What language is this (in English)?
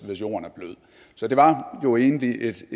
Danish